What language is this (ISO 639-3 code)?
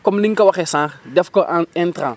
wol